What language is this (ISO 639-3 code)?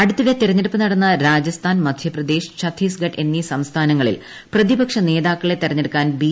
mal